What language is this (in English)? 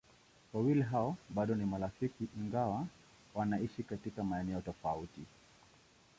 Swahili